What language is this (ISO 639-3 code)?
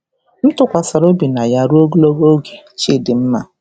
ibo